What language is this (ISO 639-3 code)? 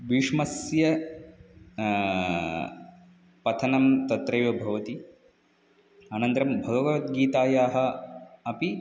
san